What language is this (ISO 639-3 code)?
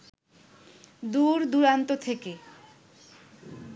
ben